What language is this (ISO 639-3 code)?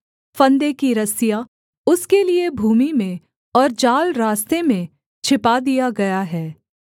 hin